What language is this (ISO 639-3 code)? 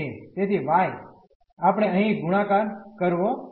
guj